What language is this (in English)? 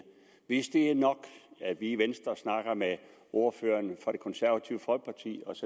Danish